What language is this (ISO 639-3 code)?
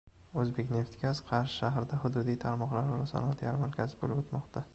uzb